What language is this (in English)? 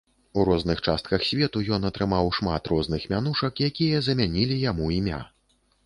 Belarusian